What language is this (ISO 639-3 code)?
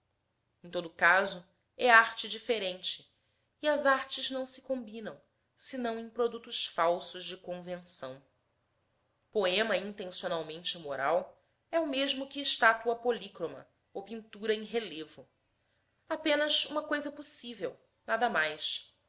por